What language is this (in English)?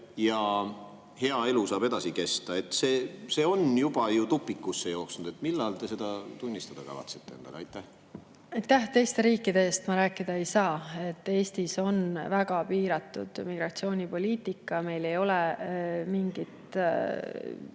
Estonian